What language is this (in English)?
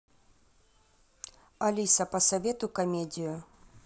Russian